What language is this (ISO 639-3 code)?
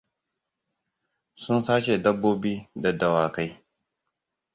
hau